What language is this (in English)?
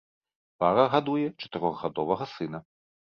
Belarusian